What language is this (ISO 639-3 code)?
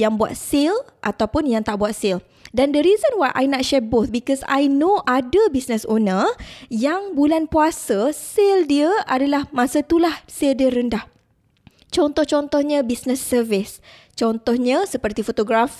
msa